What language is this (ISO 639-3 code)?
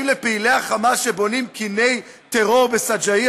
heb